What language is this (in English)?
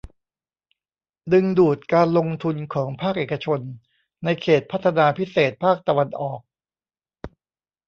Thai